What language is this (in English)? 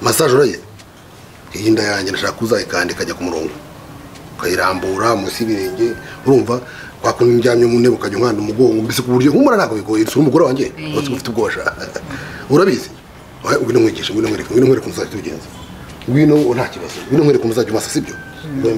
French